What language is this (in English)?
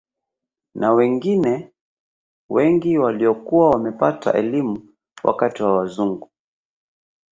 Swahili